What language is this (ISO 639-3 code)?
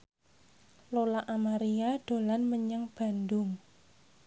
jav